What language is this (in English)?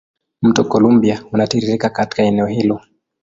Swahili